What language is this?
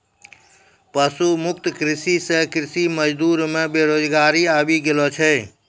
Maithili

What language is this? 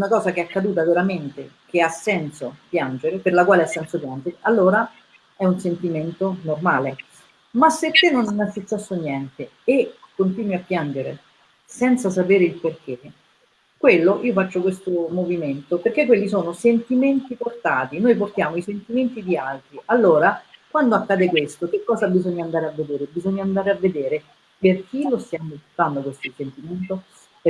Italian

